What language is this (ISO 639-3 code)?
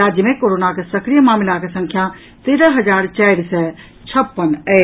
mai